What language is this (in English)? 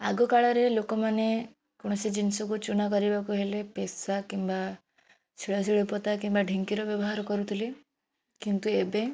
Odia